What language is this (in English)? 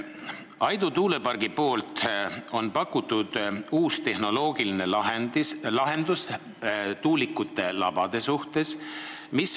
Estonian